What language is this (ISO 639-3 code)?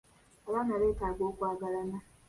lug